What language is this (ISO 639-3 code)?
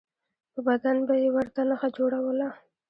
pus